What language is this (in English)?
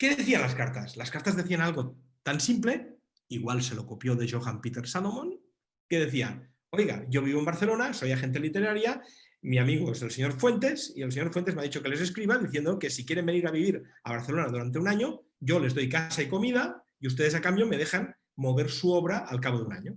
Spanish